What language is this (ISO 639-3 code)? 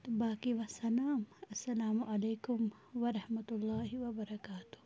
kas